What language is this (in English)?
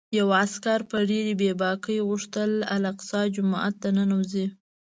Pashto